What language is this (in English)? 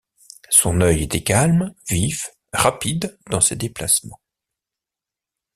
French